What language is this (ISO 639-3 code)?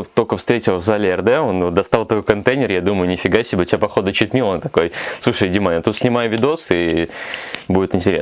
rus